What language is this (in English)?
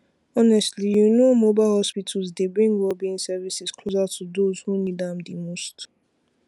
Nigerian Pidgin